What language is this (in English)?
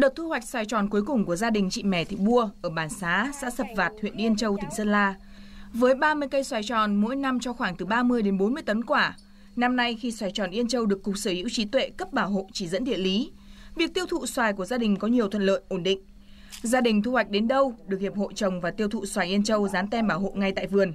Vietnamese